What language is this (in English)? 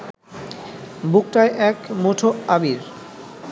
Bangla